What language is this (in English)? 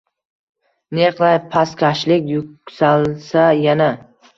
Uzbek